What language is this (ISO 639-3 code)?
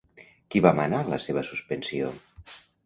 cat